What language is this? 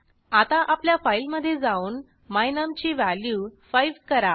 Marathi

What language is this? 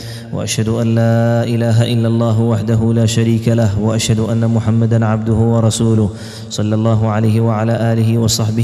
Arabic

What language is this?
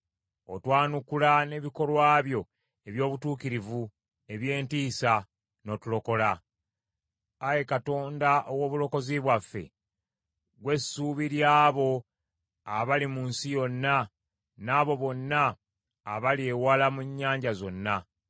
Ganda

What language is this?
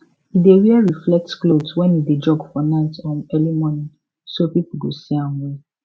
Nigerian Pidgin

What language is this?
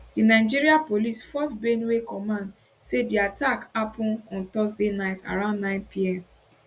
Nigerian Pidgin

